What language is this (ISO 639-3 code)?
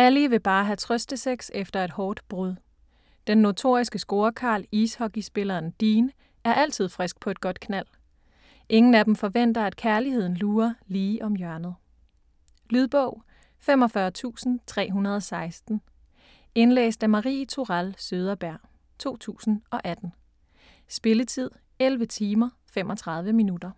dan